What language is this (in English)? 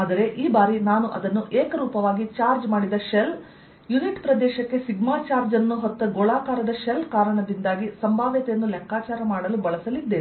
Kannada